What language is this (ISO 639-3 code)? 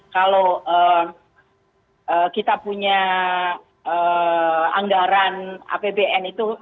ind